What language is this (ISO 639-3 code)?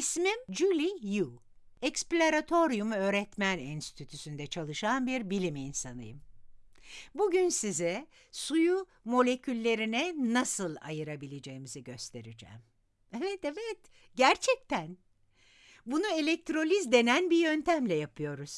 tur